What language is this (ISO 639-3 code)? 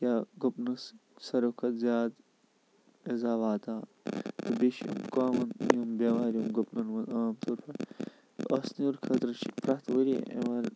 kas